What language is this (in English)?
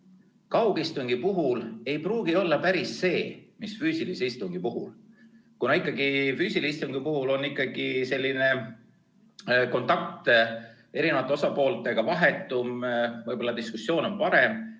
Estonian